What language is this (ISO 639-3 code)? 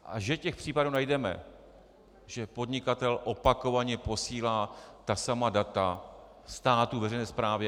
ces